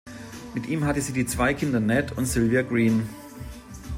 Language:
German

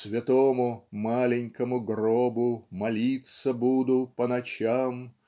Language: Russian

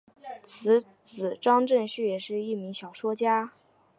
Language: Chinese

